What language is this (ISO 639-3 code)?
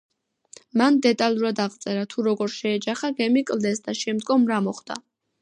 kat